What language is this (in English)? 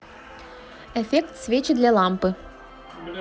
Russian